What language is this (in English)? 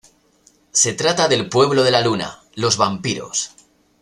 Spanish